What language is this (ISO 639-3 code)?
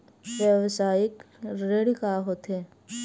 hne